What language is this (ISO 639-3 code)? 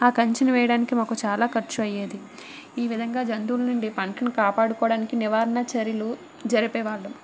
tel